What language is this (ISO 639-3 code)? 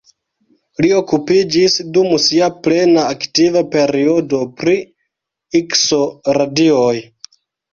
epo